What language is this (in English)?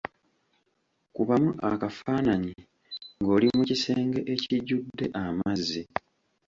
Ganda